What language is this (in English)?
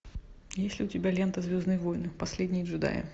Russian